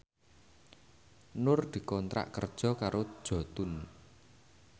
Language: Javanese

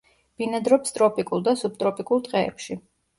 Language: Georgian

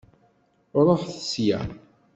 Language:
Kabyle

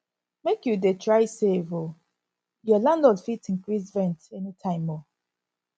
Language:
Nigerian Pidgin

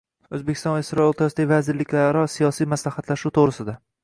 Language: Uzbek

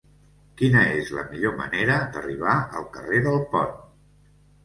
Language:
Catalan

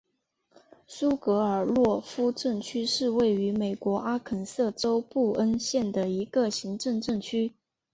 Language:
Chinese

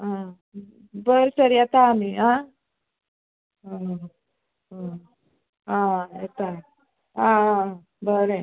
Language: Konkani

